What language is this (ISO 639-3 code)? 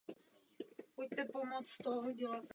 ces